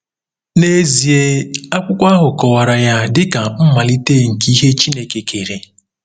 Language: Igbo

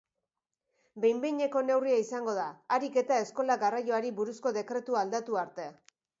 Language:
Basque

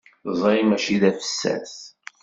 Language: Kabyle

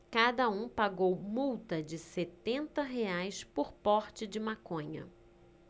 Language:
Portuguese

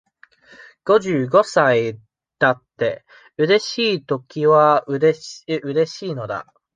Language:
Japanese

